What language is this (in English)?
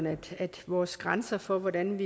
Danish